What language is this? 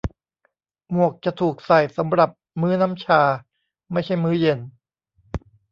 Thai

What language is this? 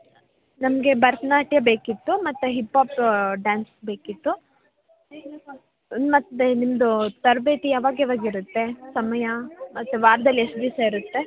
Kannada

